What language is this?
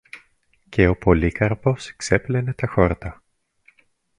Greek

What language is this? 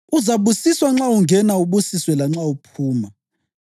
North Ndebele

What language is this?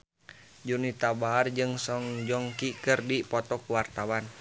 Sundanese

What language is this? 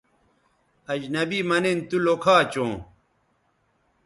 Bateri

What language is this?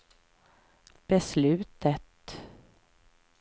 Swedish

